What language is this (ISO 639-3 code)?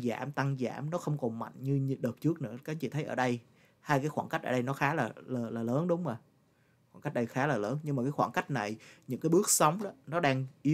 vie